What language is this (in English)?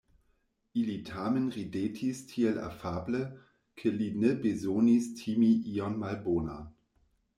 Esperanto